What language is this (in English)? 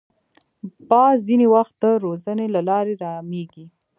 Pashto